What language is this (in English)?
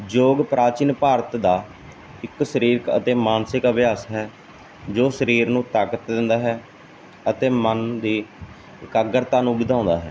Punjabi